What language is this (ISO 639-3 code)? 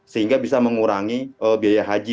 ind